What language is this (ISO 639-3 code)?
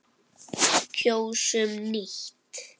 isl